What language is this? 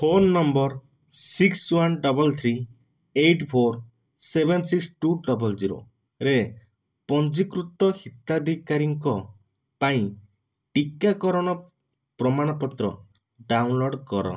Odia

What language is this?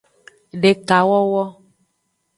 Aja (Benin)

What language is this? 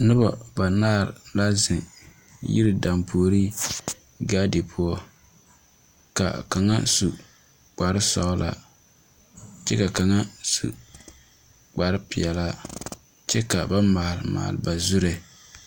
Southern Dagaare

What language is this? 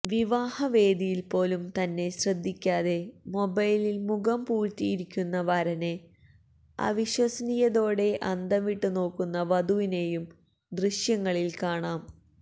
Malayalam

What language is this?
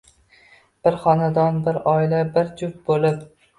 Uzbek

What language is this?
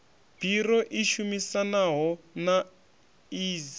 Venda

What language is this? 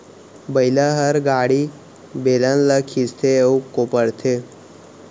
Chhattisgarhi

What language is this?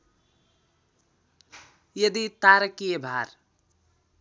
Nepali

